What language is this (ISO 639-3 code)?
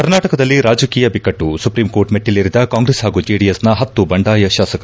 kan